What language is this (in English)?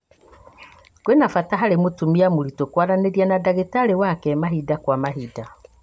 Kikuyu